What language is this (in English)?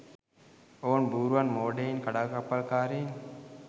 Sinhala